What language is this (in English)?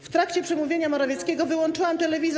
Polish